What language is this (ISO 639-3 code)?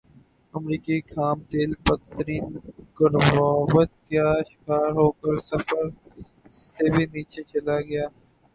urd